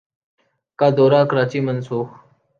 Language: Urdu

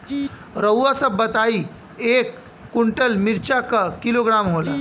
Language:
Bhojpuri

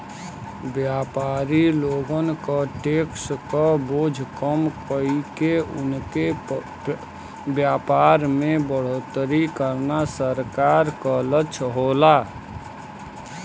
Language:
Bhojpuri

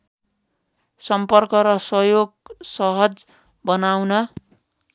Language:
Nepali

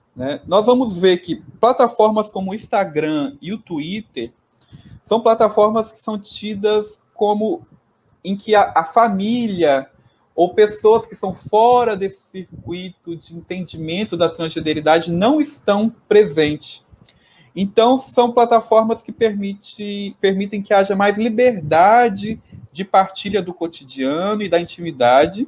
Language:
Portuguese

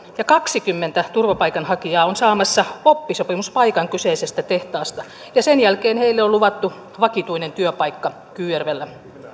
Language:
Finnish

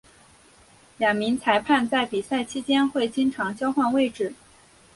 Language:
Chinese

